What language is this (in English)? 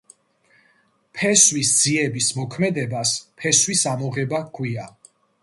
Georgian